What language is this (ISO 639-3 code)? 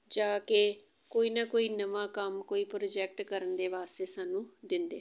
pan